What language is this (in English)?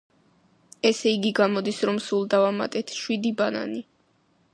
Georgian